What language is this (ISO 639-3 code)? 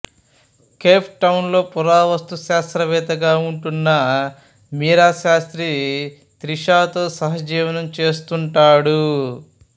tel